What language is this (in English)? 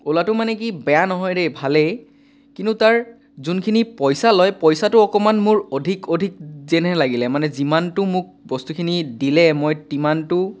Assamese